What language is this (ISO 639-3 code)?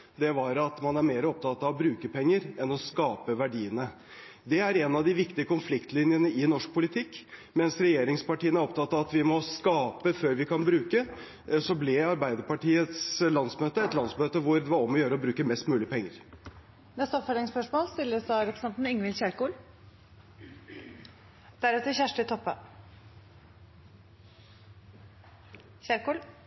nor